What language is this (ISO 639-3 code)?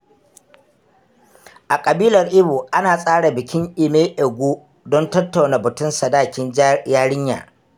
hau